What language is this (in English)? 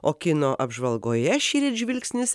Lithuanian